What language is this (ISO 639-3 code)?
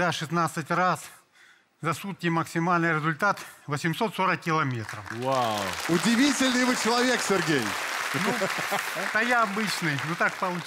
rus